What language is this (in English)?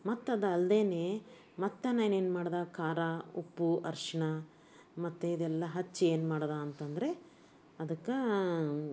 Kannada